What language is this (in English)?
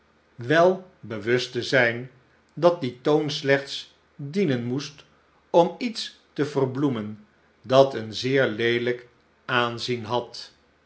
Dutch